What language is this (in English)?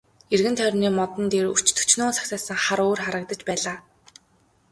Mongolian